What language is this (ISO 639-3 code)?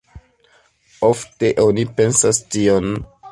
epo